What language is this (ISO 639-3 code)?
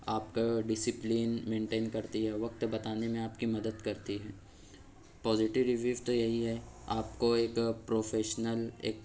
urd